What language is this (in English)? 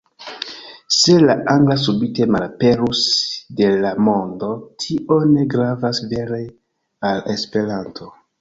Esperanto